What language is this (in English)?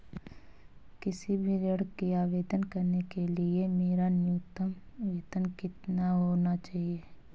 Hindi